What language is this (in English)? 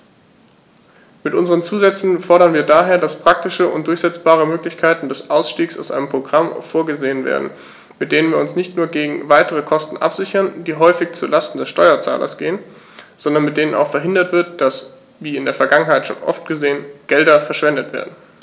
German